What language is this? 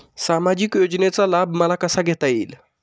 Marathi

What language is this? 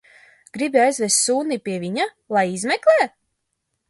Latvian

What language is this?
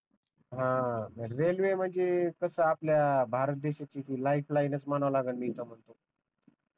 Marathi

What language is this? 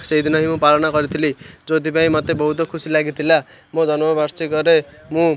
Odia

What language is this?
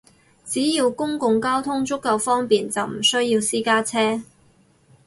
Cantonese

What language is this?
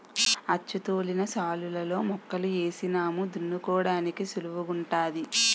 Telugu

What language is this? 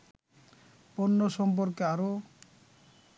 Bangla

